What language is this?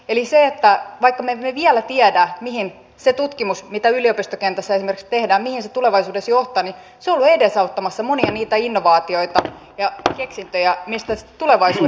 Finnish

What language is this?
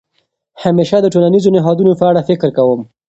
Pashto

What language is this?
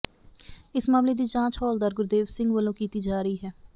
Punjabi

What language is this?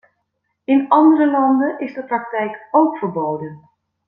Dutch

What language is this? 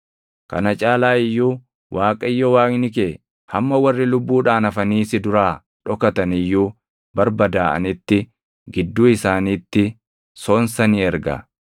Oromo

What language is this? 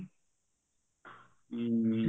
Punjabi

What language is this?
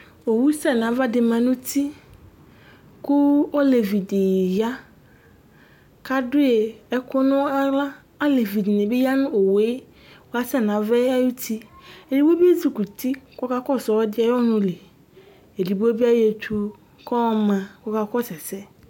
Ikposo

